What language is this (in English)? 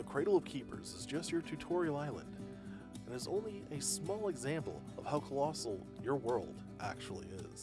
English